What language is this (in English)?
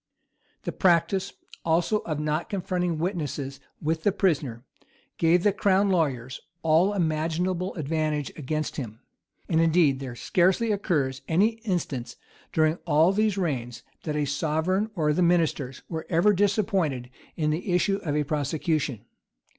English